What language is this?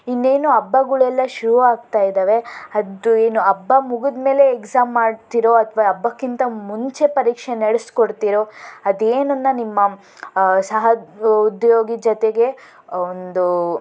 Kannada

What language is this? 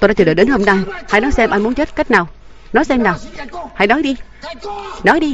Vietnamese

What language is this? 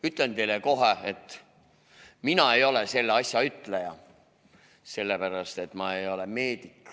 Estonian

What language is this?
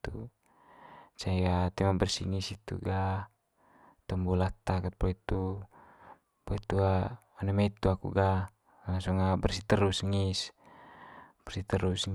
Manggarai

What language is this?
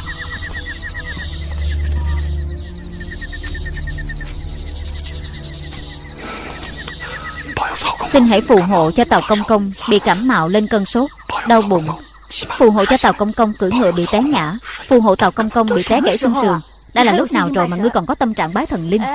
Vietnamese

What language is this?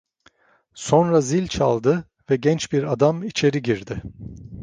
Turkish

